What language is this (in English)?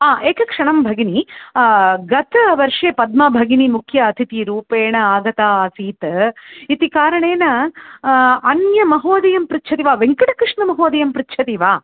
Sanskrit